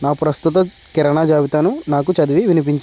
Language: Telugu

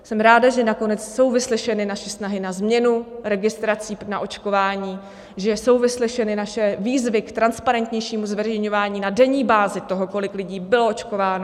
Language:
Czech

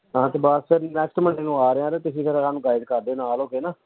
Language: Punjabi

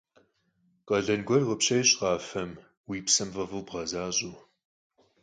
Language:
Kabardian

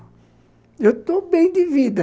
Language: Portuguese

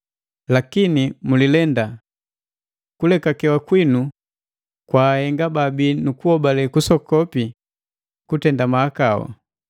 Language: Matengo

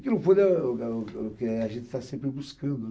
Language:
Portuguese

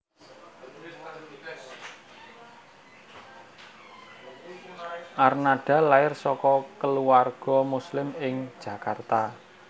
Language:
Javanese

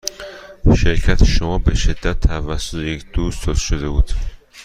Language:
Persian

